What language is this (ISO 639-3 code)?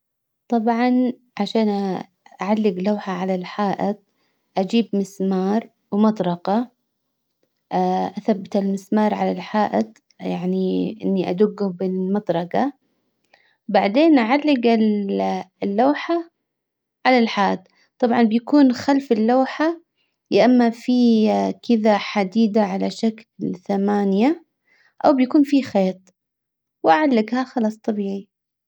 acw